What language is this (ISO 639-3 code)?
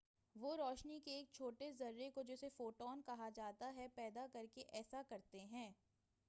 urd